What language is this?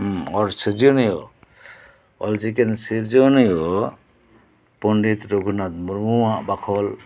Santali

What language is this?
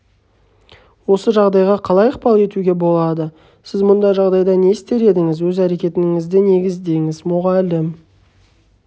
Kazakh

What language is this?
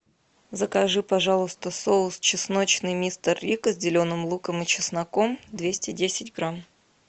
Russian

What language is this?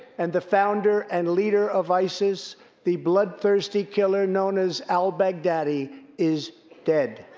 English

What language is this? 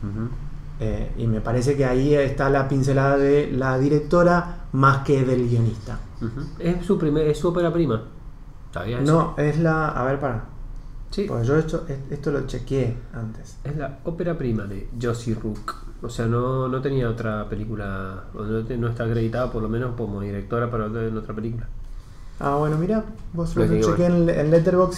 Spanish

